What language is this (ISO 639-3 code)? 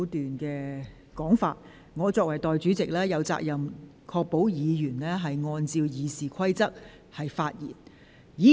yue